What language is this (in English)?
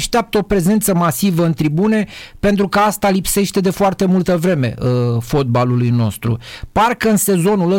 Romanian